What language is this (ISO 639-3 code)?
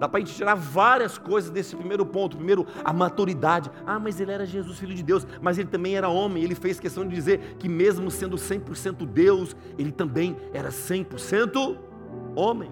por